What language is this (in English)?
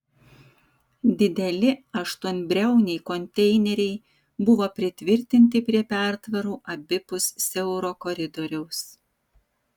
Lithuanian